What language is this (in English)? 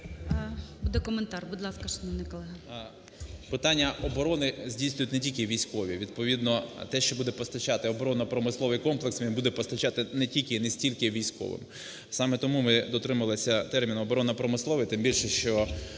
Ukrainian